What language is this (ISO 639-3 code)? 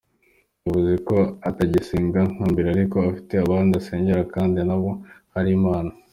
kin